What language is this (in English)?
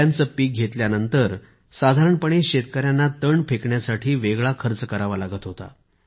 Marathi